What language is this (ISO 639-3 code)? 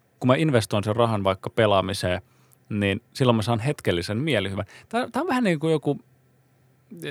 fin